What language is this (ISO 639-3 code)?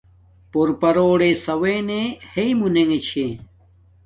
dmk